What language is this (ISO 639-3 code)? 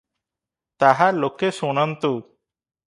ori